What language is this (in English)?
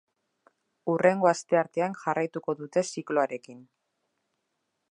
Basque